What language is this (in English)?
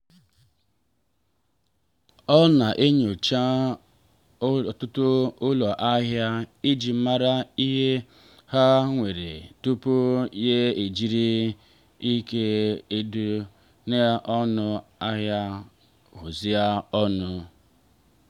Igbo